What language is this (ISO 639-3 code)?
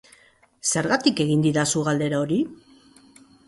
eus